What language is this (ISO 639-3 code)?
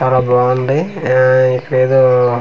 tel